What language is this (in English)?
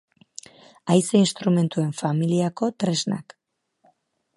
Basque